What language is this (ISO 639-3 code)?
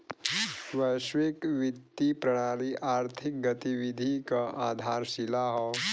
bho